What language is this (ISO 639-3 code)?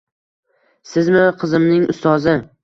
uzb